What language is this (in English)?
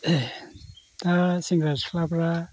Bodo